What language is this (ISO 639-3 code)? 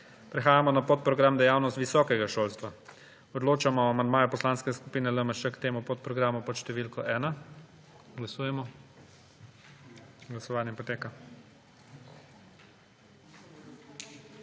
slv